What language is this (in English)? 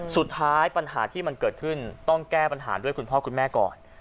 Thai